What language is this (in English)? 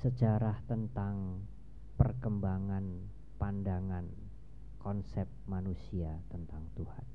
Indonesian